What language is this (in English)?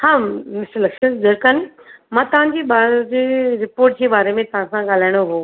Sindhi